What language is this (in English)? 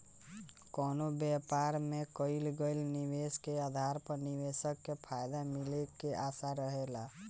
Bhojpuri